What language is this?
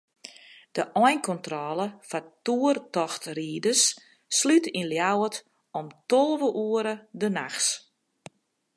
Western Frisian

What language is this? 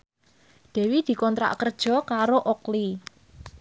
Javanese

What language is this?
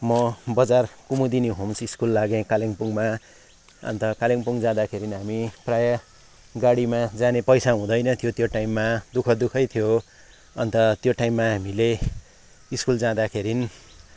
Nepali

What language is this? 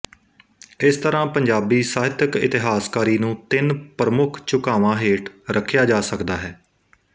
Punjabi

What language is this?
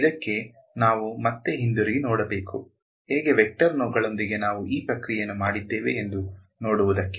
Kannada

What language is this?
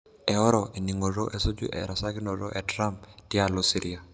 Masai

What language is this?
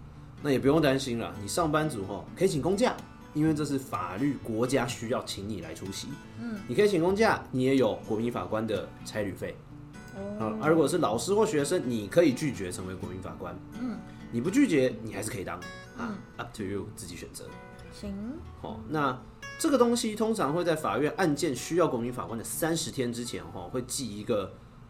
Chinese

